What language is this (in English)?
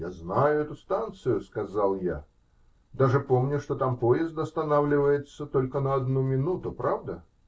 Russian